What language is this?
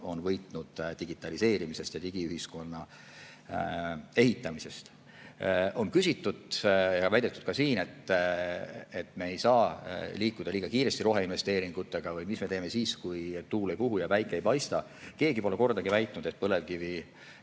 Estonian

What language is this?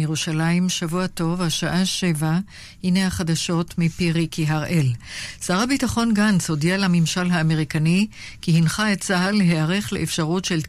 Hebrew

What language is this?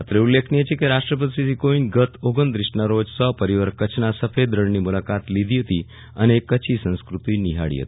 Gujarati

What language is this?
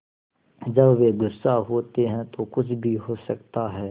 Hindi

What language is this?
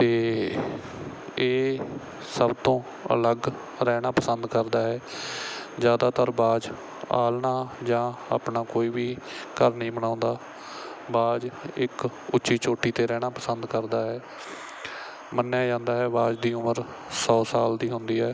Punjabi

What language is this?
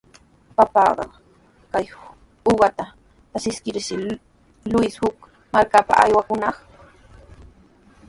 Sihuas Ancash Quechua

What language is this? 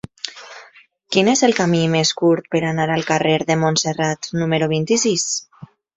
Catalan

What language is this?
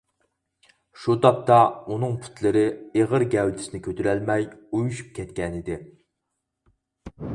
Uyghur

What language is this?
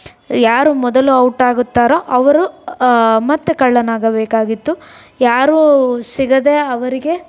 Kannada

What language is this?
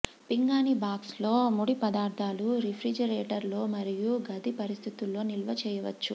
Telugu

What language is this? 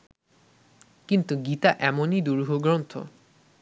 Bangla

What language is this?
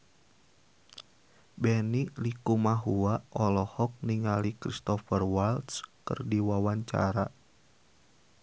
Sundanese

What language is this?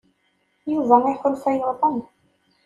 Kabyle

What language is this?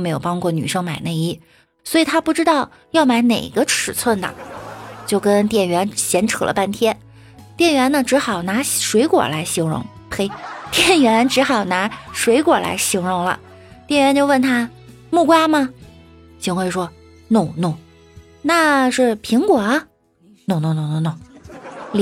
Chinese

